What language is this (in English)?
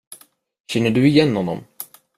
Swedish